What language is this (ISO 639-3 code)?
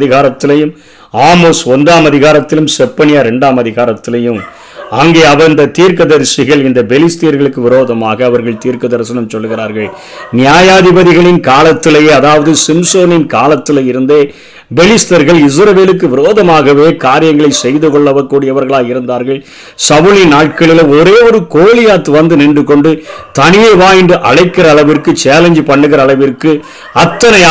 tam